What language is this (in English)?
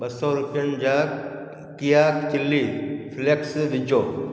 Sindhi